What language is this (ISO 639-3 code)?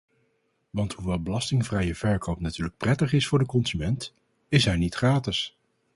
nld